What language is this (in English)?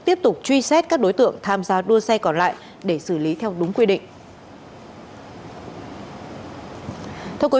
Vietnamese